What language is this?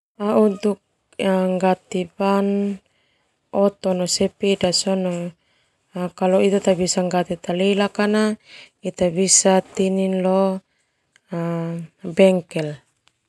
Termanu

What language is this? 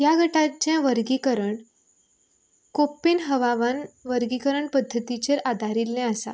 Konkani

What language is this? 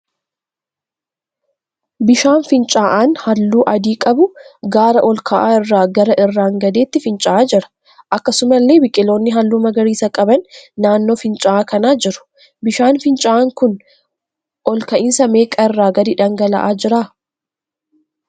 Oromo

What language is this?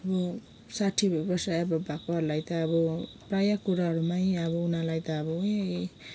Nepali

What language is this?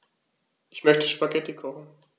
German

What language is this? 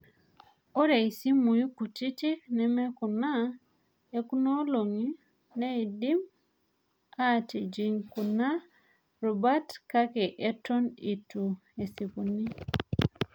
Masai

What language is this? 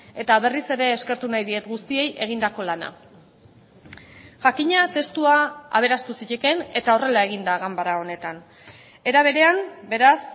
Basque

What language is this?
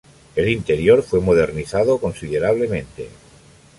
Spanish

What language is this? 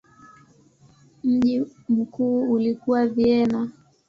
Swahili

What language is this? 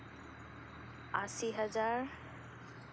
Santali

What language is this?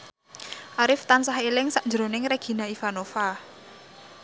Javanese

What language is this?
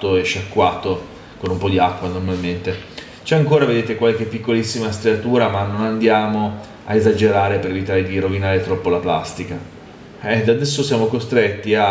Italian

